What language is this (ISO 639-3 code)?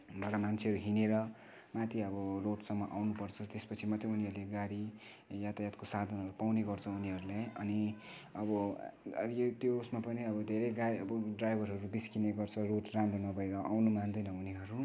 nep